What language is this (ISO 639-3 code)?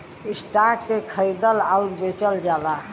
bho